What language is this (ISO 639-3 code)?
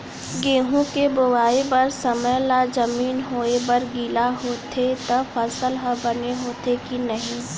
hne